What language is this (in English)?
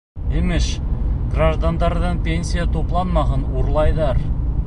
Bashkir